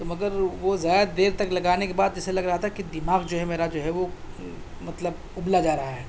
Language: Urdu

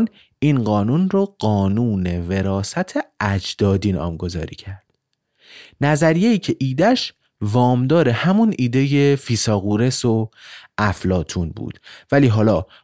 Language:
Persian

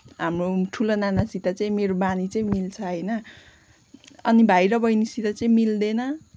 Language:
Nepali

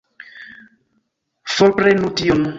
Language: Esperanto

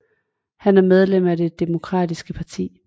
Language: Danish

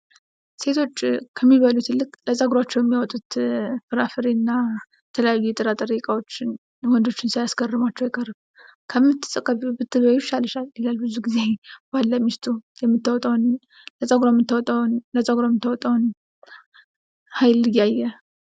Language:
Amharic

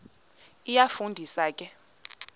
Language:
Xhosa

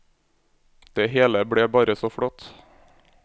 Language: Norwegian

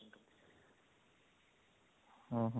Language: Odia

